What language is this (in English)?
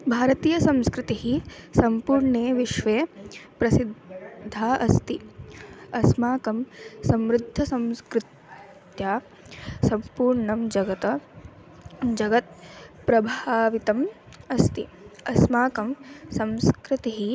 Sanskrit